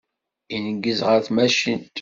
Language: Kabyle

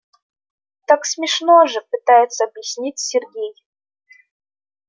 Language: Russian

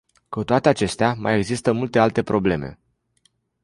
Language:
Romanian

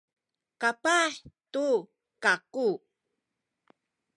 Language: Sakizaya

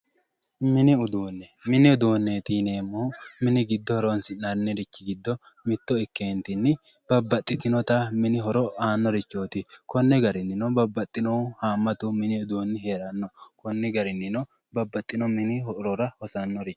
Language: Sidamo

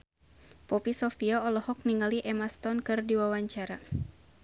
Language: Sundanese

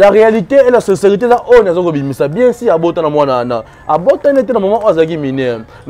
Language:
French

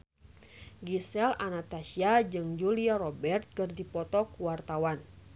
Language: Sundanese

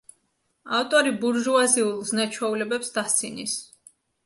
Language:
Georgian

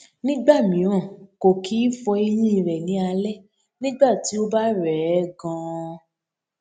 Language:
Yoruba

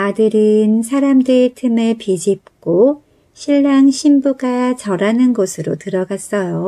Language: Korean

